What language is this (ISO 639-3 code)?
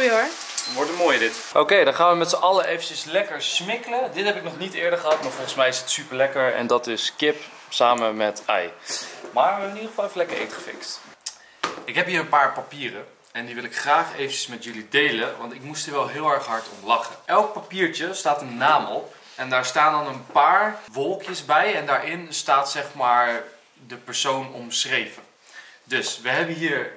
nld